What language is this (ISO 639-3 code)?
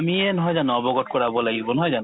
asm